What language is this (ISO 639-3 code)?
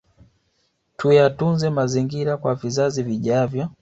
swa